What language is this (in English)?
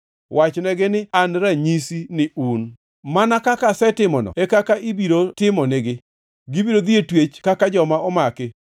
Luo (Kenya and Tanzania)